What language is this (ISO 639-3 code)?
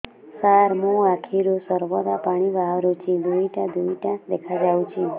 ori